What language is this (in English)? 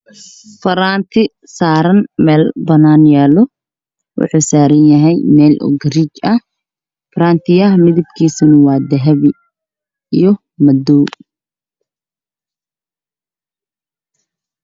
Somali